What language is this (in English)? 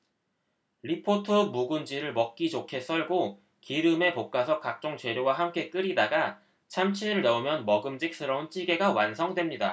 Korean